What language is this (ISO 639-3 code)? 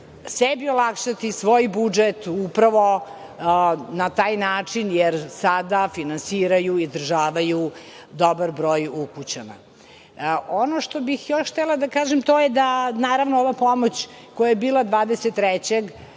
srp